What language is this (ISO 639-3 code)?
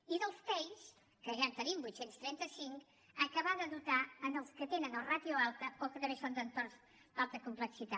cat